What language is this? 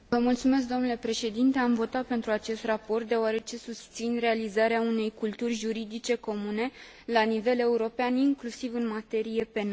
Romanian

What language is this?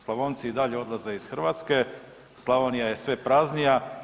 Croatian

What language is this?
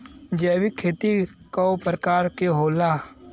Bhojpuri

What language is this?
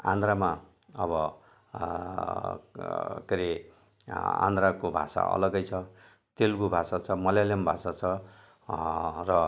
Nepali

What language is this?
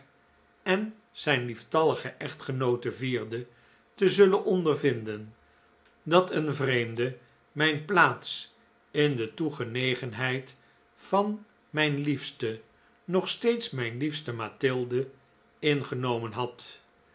Dutch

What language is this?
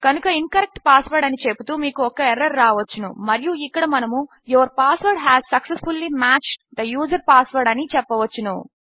Telugu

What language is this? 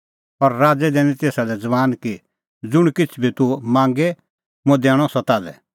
Kullu Pahari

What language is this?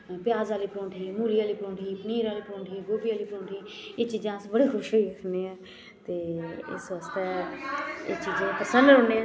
Dogri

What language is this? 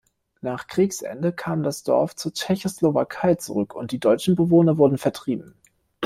German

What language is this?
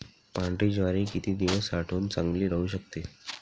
Marathi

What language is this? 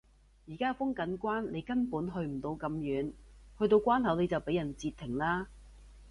Cantonese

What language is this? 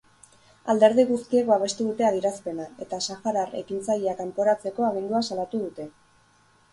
Basque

